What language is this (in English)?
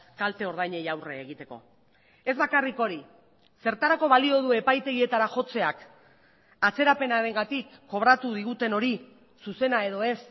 Basque